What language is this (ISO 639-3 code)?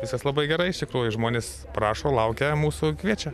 lit